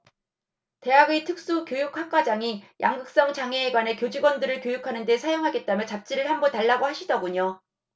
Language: Korean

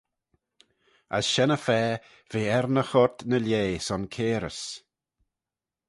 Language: Manx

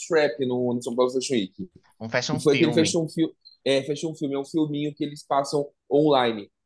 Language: Portuguese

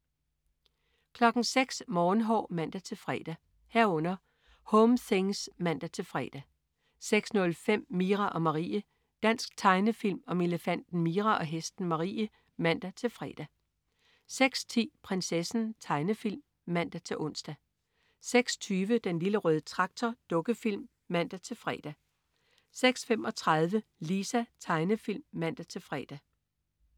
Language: Danish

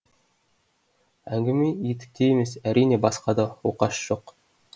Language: Kazakh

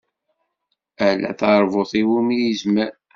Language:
Kabyle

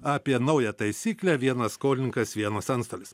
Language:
Lithuanian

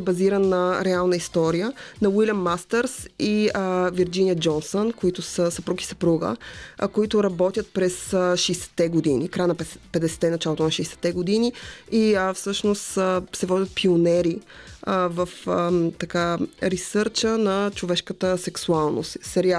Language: Bulgarian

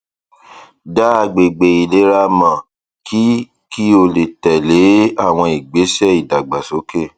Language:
Yoruba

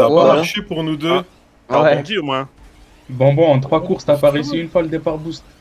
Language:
French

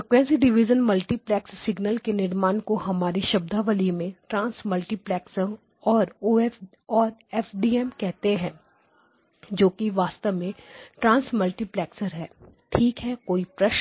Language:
Hindi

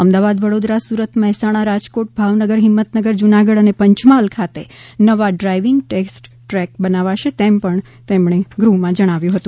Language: Gujarati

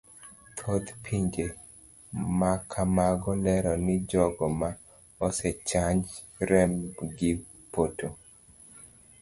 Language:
Luo (Kenya and Tanzania)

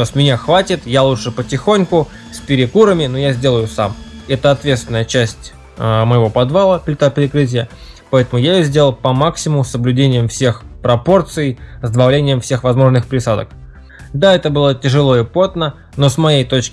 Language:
Russian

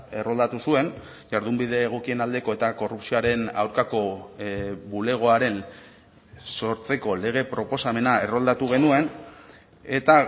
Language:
Basque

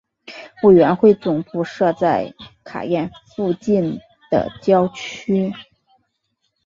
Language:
Chinese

